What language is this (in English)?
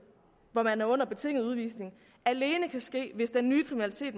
Danish